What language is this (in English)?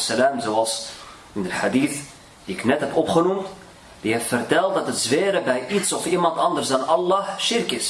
Dutch